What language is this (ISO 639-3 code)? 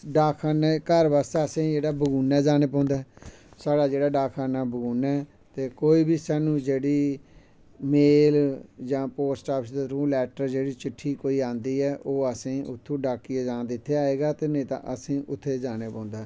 doi